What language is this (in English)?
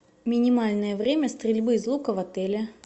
Russian